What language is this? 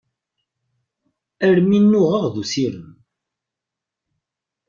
Kabyle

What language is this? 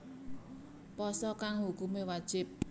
Javanese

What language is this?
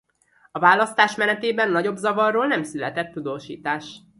Hungarian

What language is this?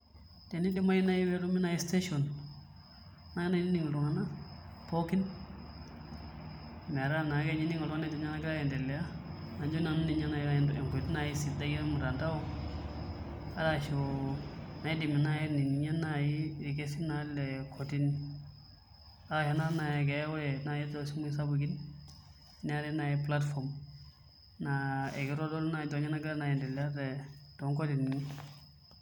Masai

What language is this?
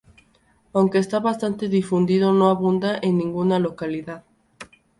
Spanish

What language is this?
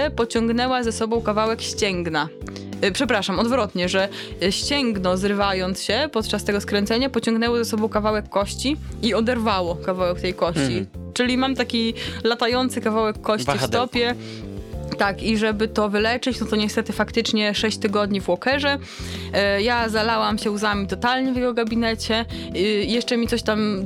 Polish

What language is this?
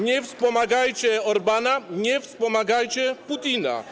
Polish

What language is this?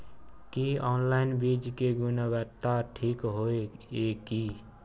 Maithili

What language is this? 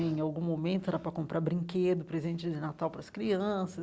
Portuguese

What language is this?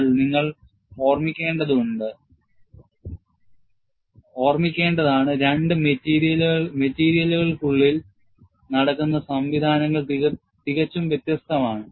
Malayalam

